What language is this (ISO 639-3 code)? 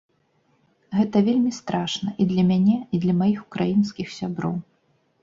bel